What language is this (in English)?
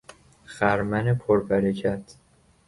Persian